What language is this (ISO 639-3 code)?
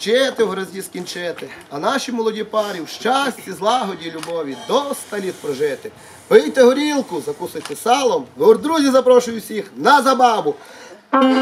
ukr